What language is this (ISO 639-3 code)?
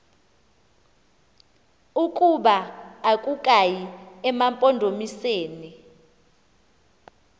xho